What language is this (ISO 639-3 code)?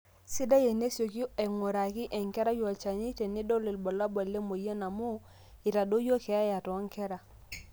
mas